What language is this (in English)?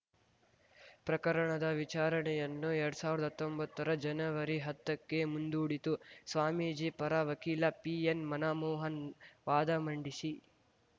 Kannada